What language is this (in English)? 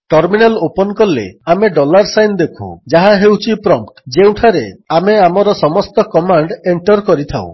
Odia